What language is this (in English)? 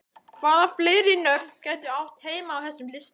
Icelandic